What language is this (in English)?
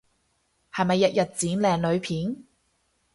Cantonese